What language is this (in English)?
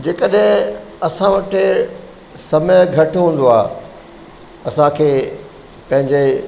Sindhi